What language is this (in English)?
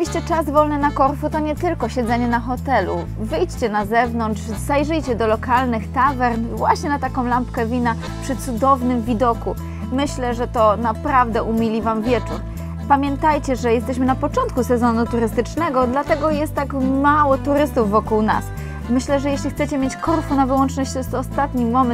Polish